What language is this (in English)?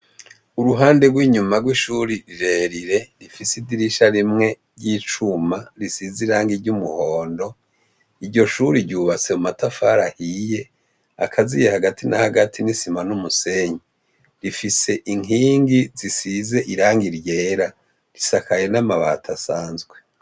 Rundi